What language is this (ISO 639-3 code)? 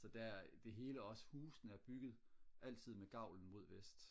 dan